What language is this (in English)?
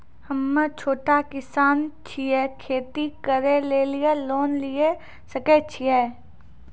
Maithili